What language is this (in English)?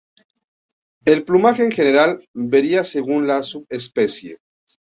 Spanish